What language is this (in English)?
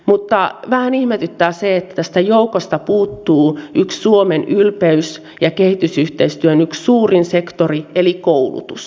Finnish